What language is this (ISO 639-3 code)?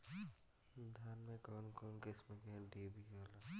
bho